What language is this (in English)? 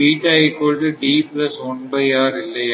Tamil